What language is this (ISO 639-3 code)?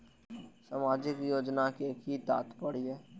mai